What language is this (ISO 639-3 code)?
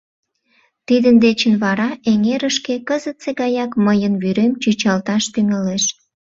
chm